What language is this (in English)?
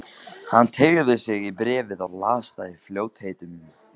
Icelandic